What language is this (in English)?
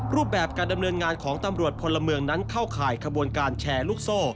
Thai